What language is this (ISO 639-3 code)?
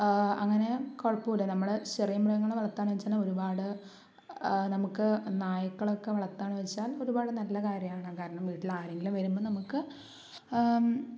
mal